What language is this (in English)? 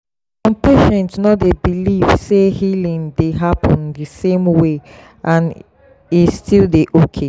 Nigerian Pidgin